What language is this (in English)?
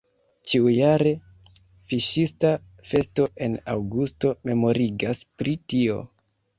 Esperanto